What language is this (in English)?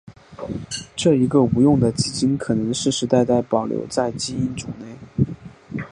Chinese